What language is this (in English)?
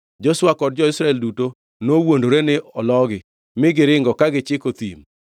Luo (Kenya and Tanzania)